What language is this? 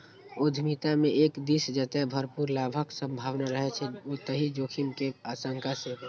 Maithili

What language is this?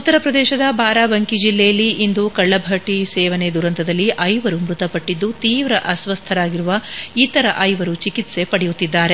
Kannada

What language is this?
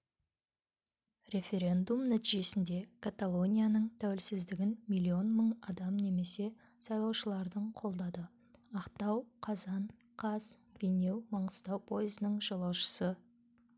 Kazakh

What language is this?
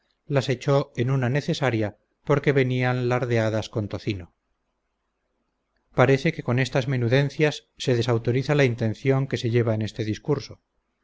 Spanish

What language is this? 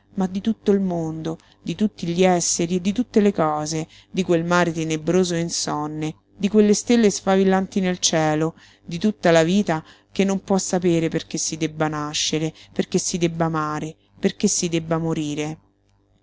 Italian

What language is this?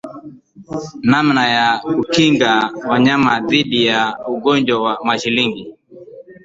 Swahili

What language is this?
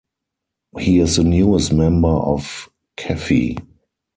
English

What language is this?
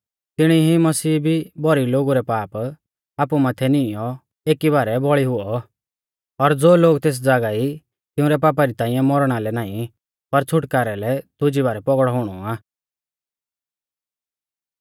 Mahasu Pahari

